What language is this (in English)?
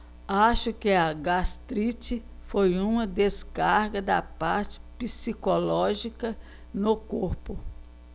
Portuguese